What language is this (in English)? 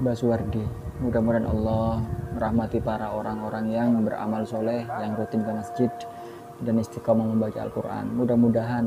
Indonesian